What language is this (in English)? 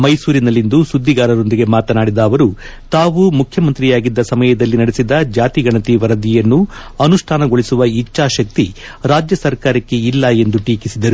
Kannada